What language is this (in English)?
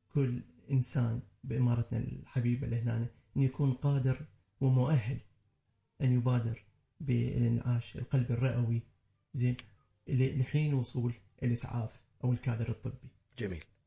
Arabic